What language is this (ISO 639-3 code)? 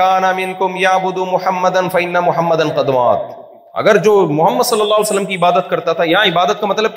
urd